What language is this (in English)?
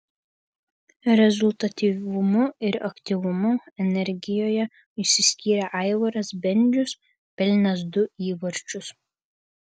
Lithuanian